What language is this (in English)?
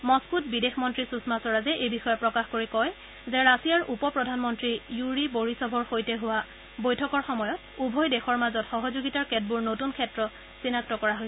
Assamese